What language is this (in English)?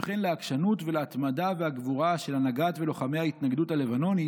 Hebrew